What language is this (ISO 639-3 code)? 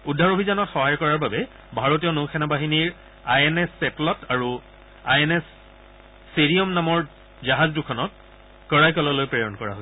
asm